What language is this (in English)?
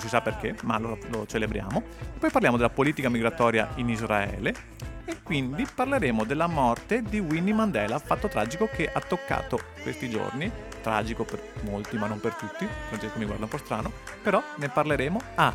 Italian